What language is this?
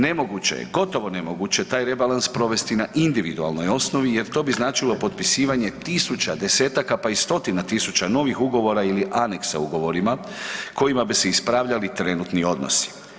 Croatian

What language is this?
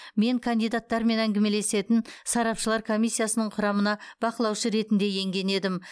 Kazakh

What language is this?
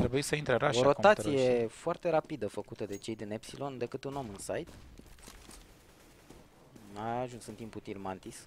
Romanian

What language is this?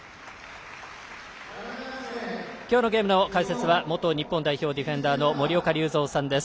Japanese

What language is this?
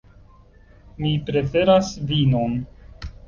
Esperanto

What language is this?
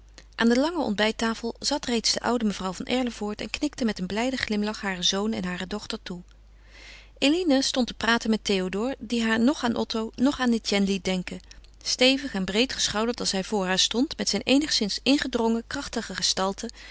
Dutch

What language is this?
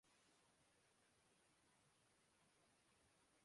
Urdu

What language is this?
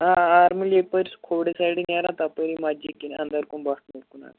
Kashmiri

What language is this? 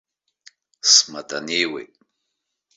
Abkhazian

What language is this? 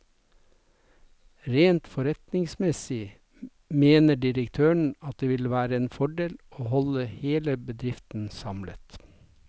Norwegian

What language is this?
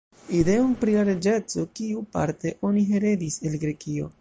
Esperanto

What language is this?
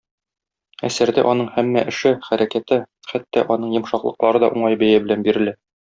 Tatar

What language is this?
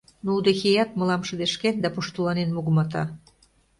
Mari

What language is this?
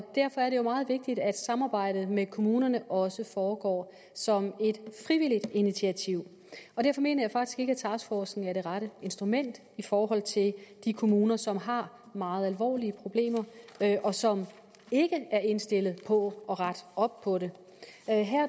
Danish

